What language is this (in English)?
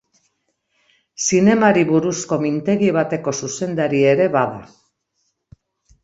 Basque